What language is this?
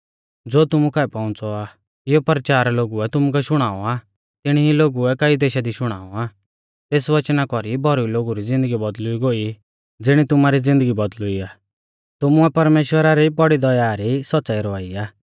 Mahasu Pahari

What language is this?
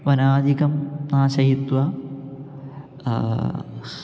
Sanskrit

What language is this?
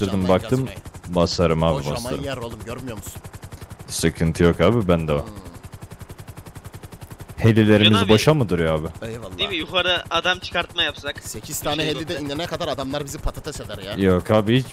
Turkish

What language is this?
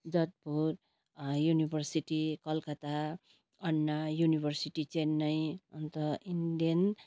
Nepali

